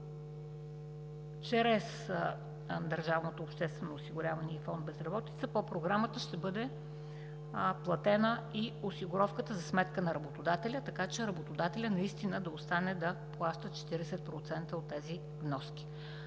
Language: Bulgarian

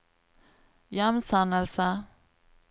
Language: Norwegian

